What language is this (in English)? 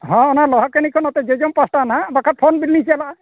Santali